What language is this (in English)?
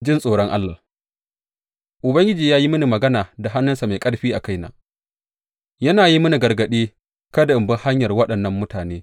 Hausa